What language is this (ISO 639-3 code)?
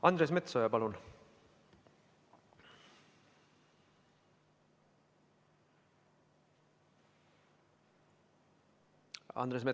est